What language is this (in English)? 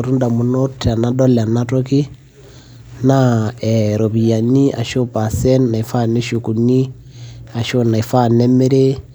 Masai